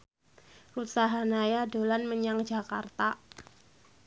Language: Javanese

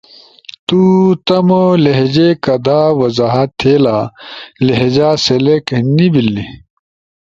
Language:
Ushojo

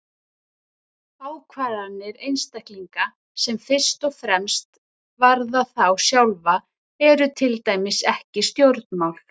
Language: Icelandic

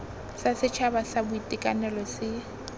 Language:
Tswana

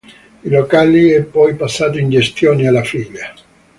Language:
Italian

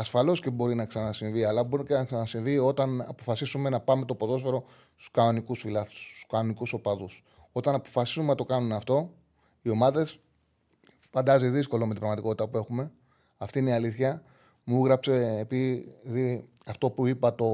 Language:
Greek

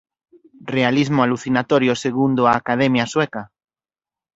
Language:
Galician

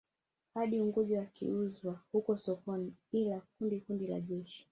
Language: Swahili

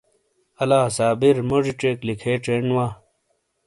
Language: Shina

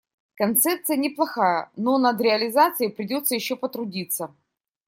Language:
Russian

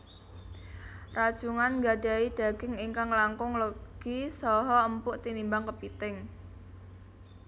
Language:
Javanese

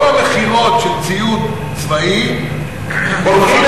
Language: Hebrew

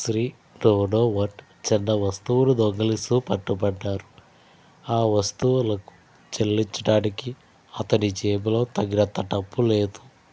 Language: Telugu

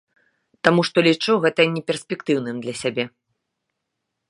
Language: Belarusian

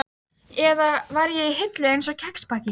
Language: Icelandic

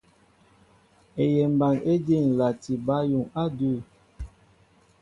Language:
Mbo (Cameroon)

